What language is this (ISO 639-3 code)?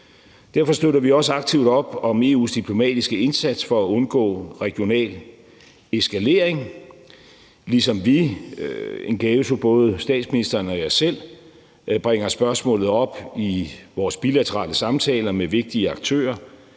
dan